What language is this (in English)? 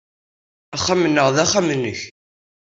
Kabyle